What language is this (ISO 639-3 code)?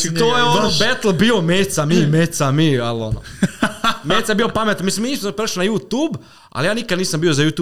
hrv